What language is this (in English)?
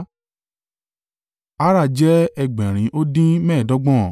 Yoruba